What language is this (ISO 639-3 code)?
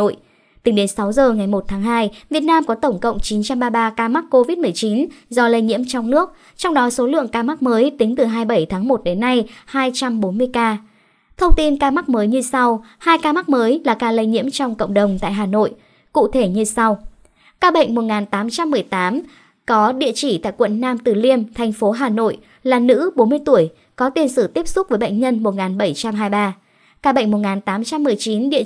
vie